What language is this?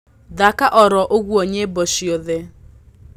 Kikuyu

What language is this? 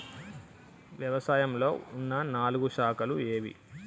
Telugu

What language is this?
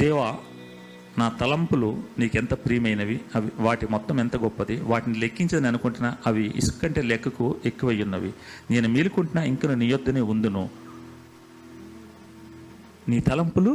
Telugu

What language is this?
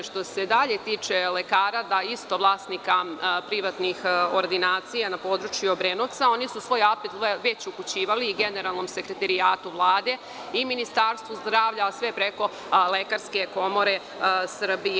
Serbian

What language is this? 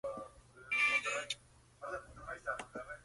Spanish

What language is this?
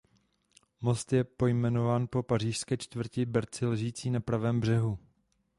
Czech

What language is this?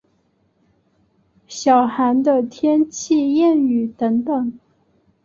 Chinese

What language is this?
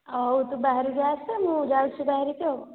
Odia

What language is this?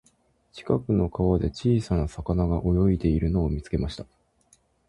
Japanese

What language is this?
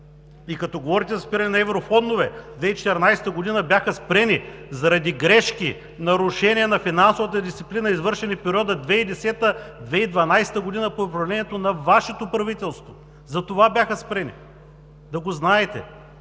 Bulgarian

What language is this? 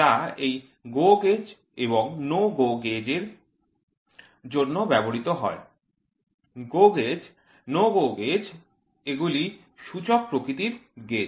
Bangla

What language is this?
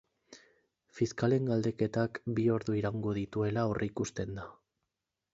Basque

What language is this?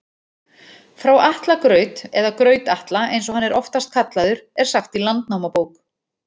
Icelandic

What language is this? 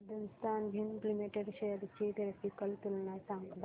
Marathi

